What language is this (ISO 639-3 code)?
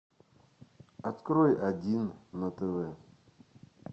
rus